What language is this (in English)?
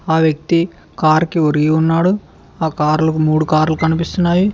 Telugu